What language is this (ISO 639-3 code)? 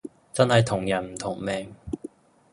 yue